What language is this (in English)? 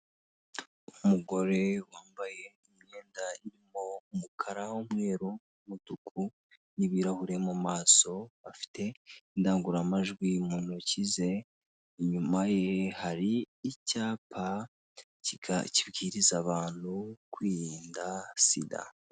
Kinyarwanda